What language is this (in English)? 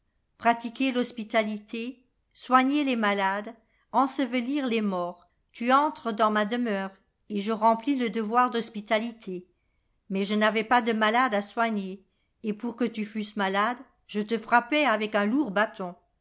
French